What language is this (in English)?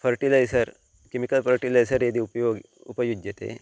Sanskrit